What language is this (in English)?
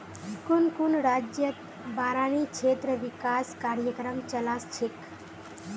Magahi